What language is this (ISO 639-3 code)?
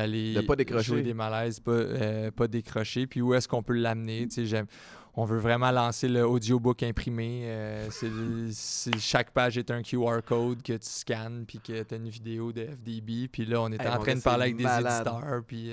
fra